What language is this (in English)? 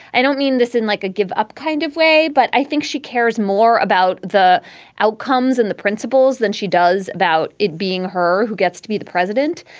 English